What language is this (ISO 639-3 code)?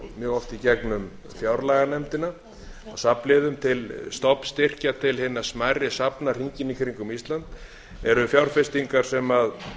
isl